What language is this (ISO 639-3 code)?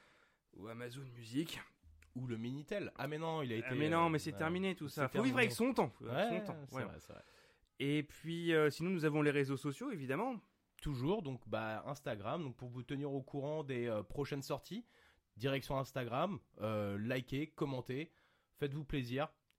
fra